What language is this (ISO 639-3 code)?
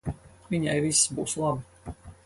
lav